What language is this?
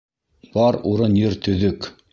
Bashkir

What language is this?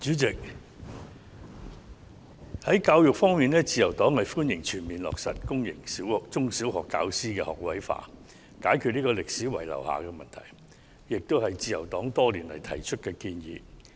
Cantonese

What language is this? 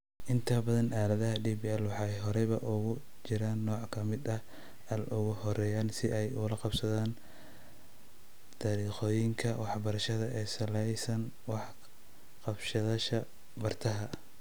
Somali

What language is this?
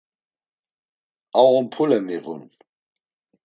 Laz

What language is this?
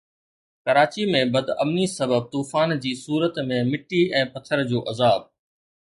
Sindhi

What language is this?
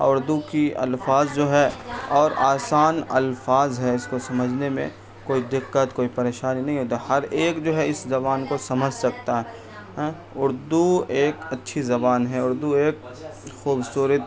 Urdu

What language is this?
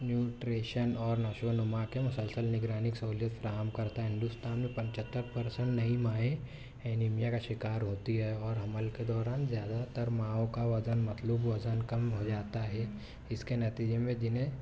Urdu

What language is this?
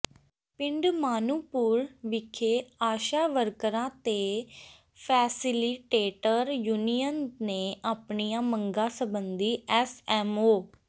Punjabi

